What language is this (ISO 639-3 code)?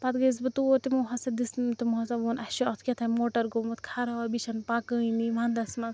kas